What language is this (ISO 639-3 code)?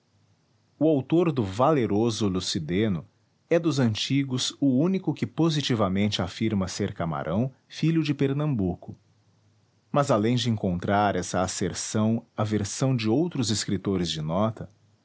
por